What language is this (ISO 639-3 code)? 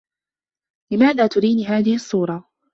ara